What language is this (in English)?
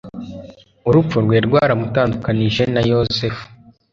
Kinyarwanda